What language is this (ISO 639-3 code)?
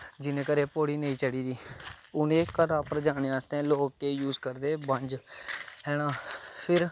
doi